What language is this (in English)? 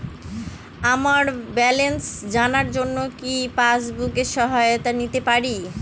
Bangla